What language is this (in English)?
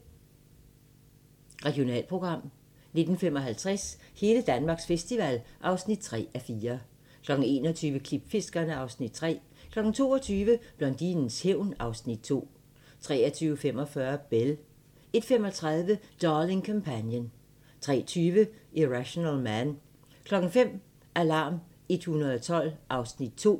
Danish